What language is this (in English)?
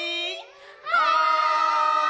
Japanese